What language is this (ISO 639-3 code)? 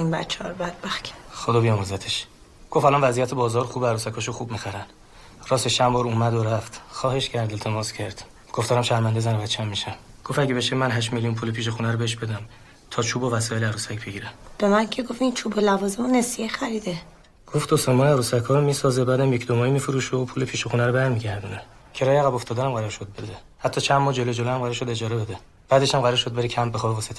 fas